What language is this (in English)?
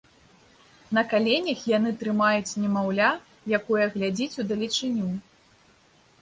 Belarusian